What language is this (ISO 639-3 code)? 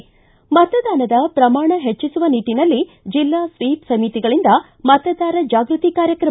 kan